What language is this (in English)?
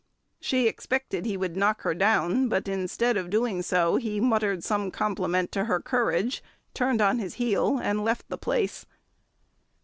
English